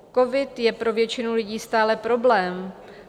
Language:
Czech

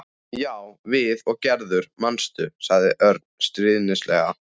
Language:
Icelandic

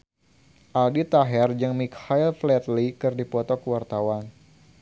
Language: Sundanese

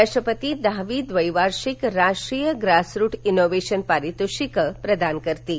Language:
Marathi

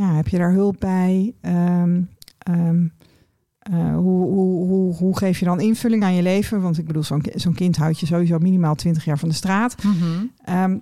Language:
Dutch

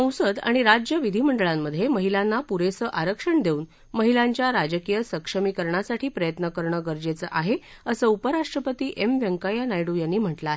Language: Marathi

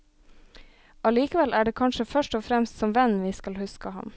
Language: Norwegian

